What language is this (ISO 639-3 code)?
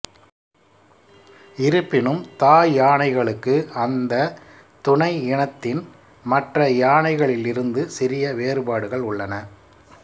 tam